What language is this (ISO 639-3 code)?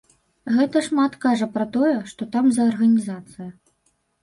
bel